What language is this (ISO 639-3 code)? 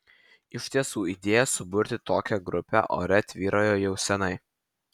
lit